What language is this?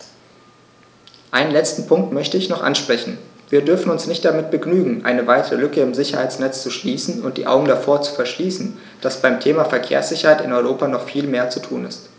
German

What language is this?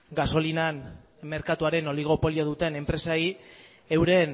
Basque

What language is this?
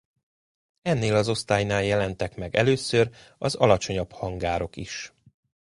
Hungarian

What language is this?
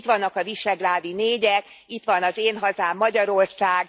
Hungarian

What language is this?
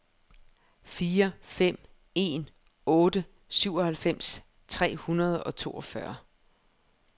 Danish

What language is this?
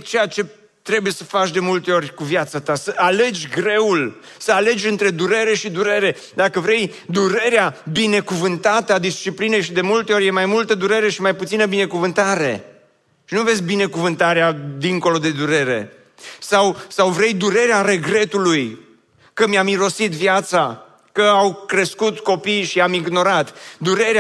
Romanian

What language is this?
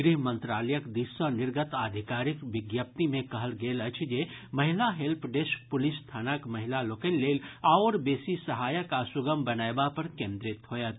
Maithili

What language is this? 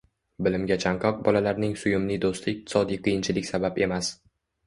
Uzbek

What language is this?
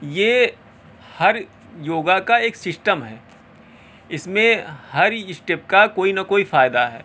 Urdu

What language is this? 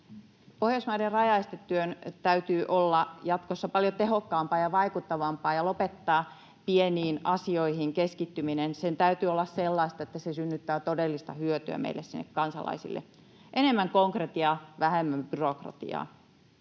Finnish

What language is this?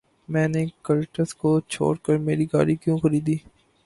Urdu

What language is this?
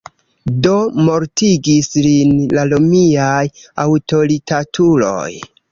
Esperanto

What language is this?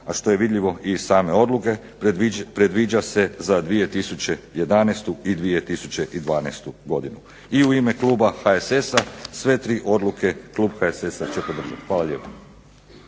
Croatian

